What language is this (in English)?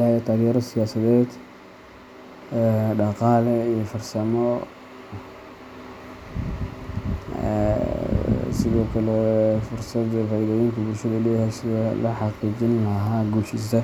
Somali